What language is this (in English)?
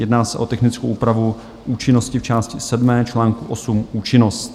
Czech